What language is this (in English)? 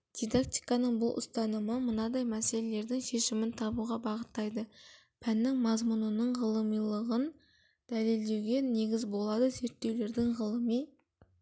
Kazakh